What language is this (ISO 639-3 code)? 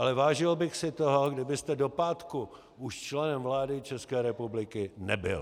ces